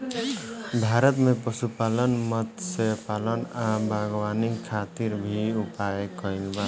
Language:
Bhojpuri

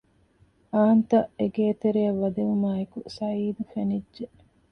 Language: Divehi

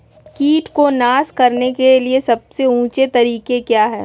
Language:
Magahi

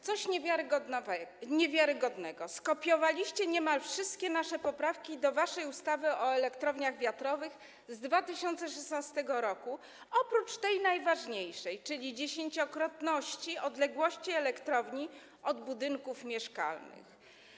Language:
Polish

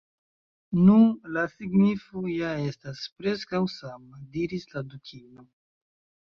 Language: Esperanto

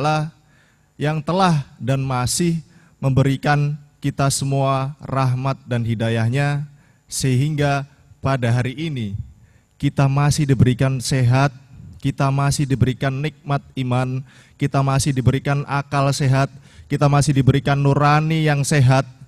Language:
Indonesian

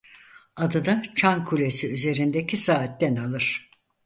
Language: Turkish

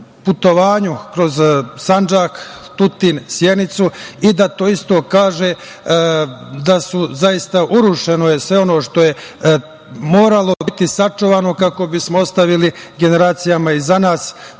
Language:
Serbian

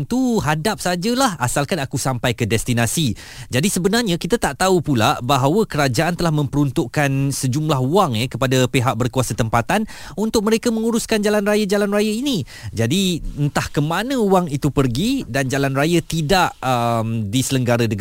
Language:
Malay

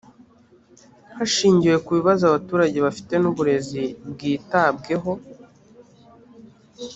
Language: Kinyarwanda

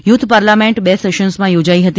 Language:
Gujarati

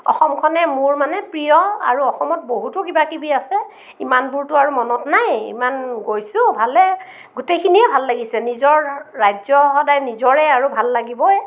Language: Assamese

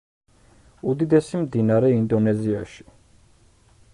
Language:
Georgian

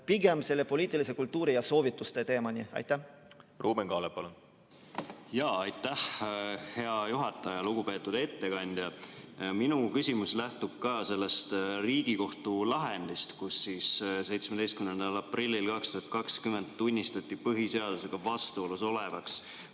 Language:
Estonian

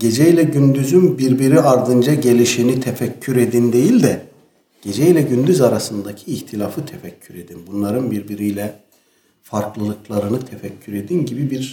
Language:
Turkish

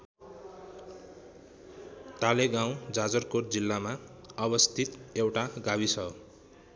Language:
Nepali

